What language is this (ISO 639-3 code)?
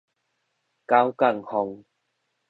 nan